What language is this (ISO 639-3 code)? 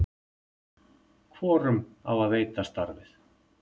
isl